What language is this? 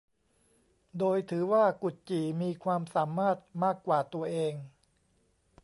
Thai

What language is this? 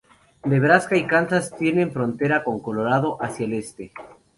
Spanish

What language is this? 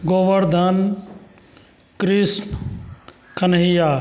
Maithili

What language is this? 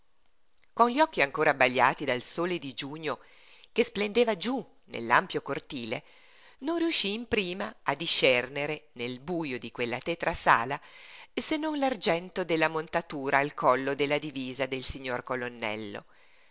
Italian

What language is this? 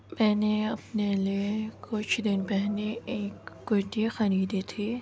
Urdu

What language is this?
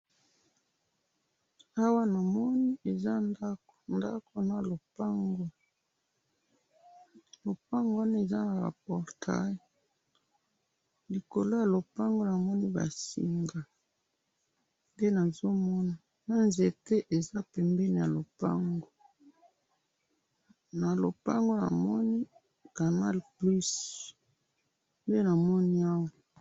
Lingala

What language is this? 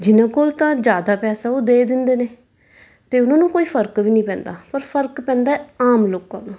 Punjabi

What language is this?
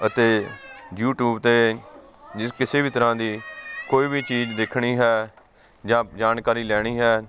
Punjabi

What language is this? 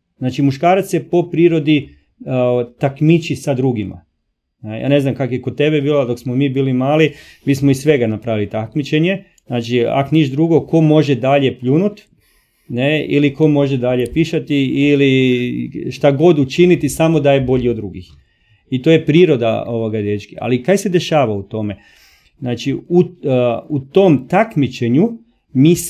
Croatian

